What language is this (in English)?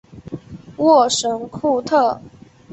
Chinese